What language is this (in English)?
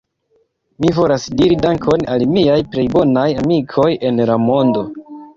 Esperanto